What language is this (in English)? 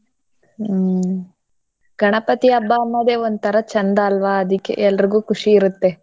Kannada